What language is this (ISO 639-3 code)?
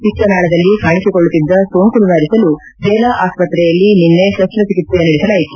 kan